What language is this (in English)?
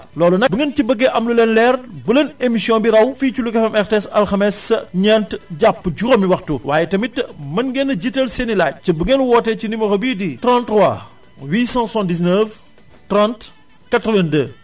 Wolof